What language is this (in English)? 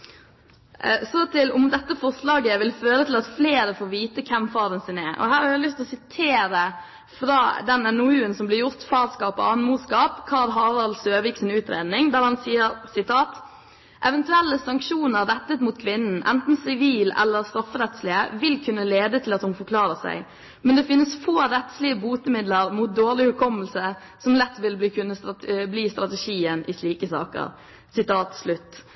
Norwegian Bokmål